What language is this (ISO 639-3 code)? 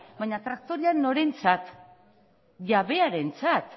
eus